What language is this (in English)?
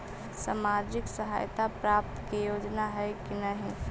Magahi